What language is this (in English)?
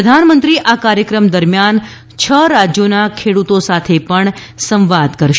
Gujarati